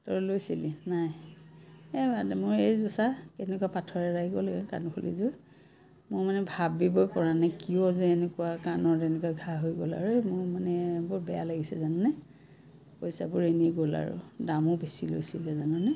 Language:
Assamese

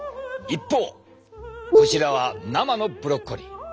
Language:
Japanese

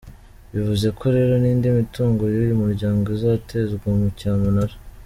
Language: Kinyarwanda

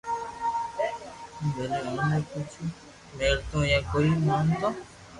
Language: Loarki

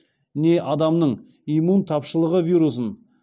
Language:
Kazakh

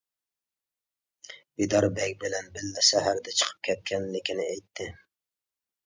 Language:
Uyghur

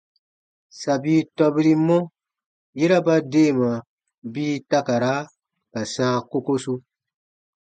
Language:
Baatonum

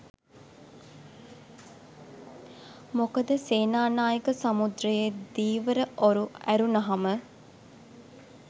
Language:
Sinhala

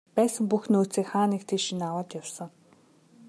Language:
Mongolian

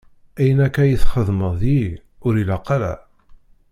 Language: Kabyle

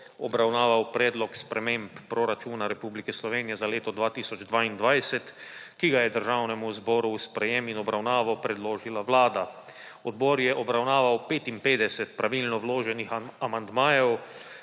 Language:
Slovenian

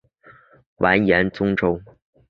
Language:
Chinese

